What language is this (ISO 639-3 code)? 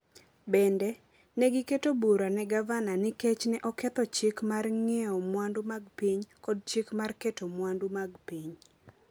luo